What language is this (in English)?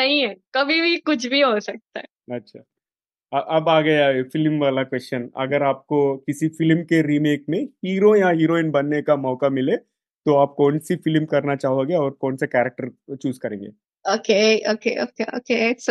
Hindi